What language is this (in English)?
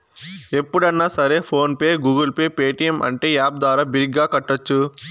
Telugu